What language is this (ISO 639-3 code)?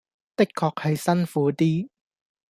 yue